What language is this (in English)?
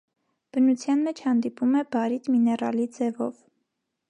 Armenian